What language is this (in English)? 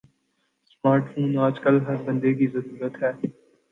Urdu